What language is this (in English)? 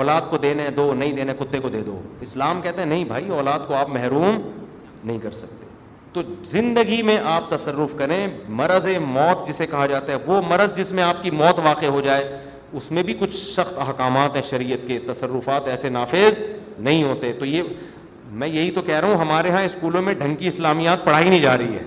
Urdu